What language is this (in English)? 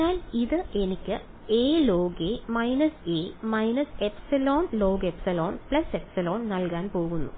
Malayalam